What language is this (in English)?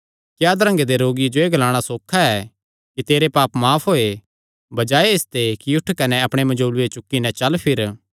Kangri